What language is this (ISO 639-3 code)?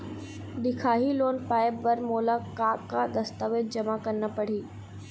hne